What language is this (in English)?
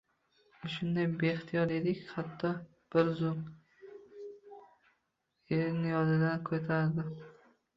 Uzbek